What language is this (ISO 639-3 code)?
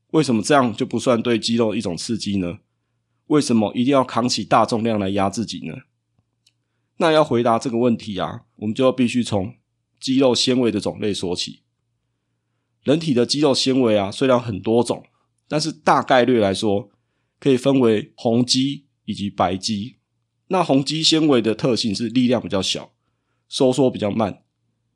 zho